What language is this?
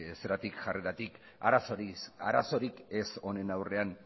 Basque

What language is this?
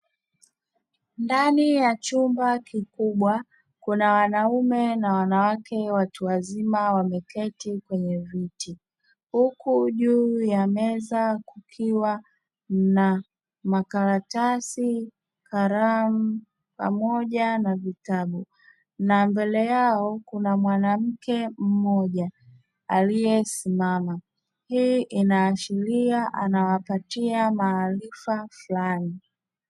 Swahili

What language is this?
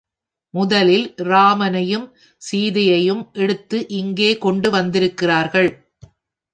Tamil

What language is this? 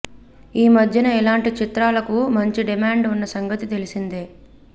Telugu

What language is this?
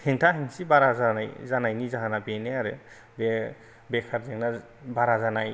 Bodo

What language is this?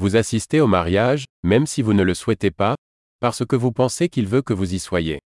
Greek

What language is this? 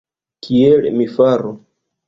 Esperanto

